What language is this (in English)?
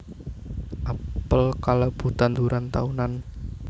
Javanese